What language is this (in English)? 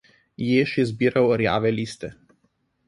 Slovenian